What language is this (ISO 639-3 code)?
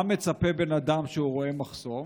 heb